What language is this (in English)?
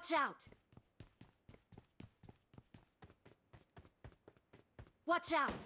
Turkish